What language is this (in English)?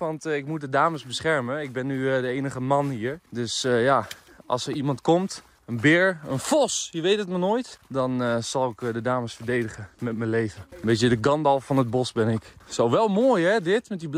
Dutch